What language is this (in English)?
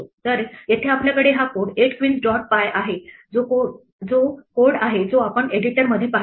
Marathi